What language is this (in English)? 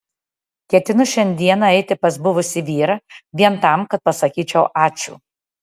Lithuanian